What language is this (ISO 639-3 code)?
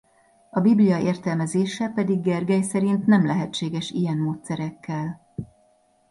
hun